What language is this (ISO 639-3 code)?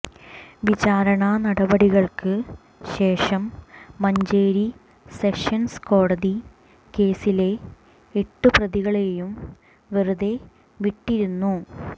mal